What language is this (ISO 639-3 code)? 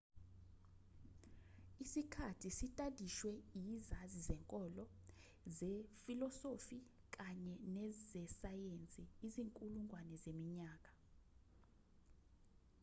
zul